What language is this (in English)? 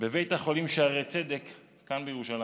Hebrew